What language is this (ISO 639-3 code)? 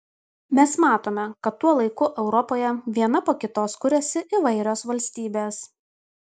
lit